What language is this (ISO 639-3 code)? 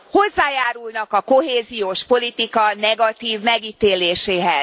hun